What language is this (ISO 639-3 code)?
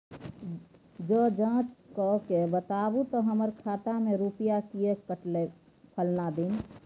mai